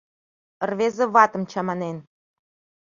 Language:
Mari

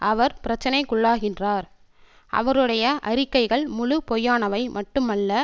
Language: Tamil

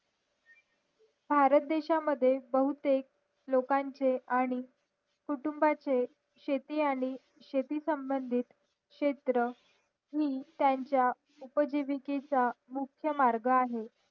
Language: Marathi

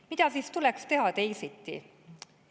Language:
Estonian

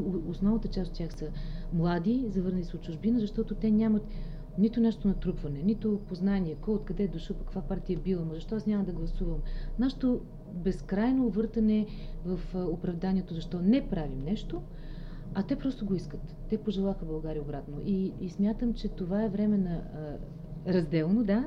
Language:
Bulgarian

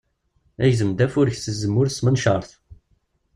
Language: Kabyle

